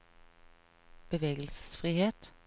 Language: Norwegian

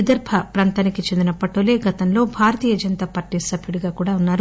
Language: Telugu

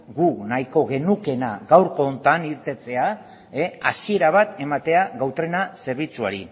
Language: Basque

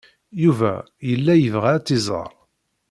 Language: Kabyle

